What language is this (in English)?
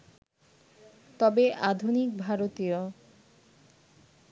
Bangla